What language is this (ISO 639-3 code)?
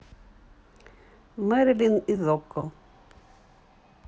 rus